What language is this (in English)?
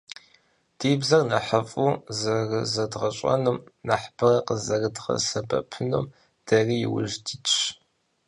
Kabardian